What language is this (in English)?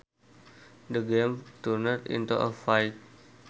Sundanese